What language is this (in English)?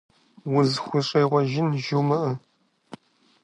Kabardian